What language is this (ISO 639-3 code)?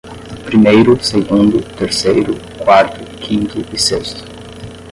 por